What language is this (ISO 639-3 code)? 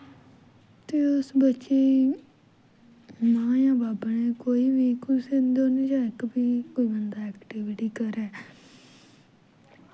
doi